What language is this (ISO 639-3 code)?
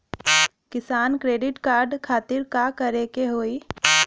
bho